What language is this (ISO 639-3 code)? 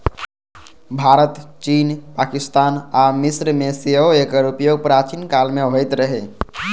mai